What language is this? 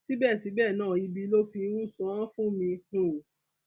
Yoruba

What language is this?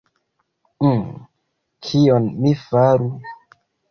Esperanto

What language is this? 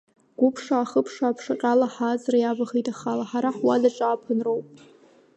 Abkhazian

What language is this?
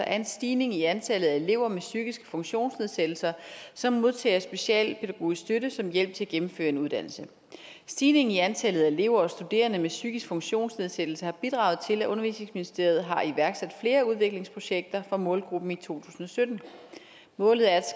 Danish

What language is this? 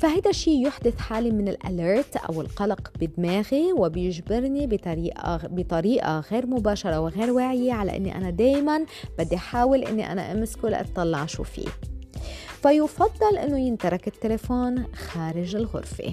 Arabic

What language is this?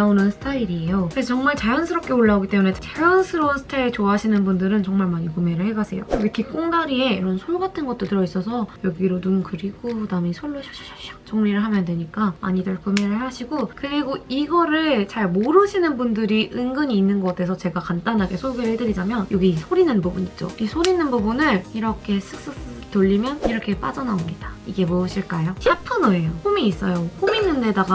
Korean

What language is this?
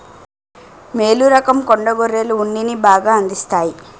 Telugu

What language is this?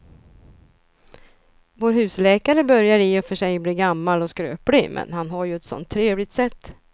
Swedish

